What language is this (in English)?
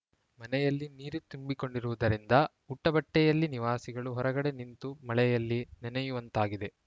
Kannada